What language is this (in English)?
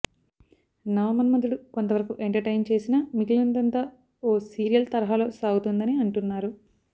Telugu